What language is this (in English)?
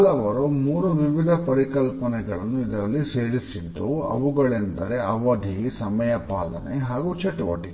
Kannada